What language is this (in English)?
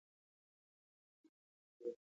Pashto